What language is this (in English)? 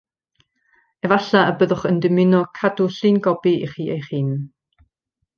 Welsh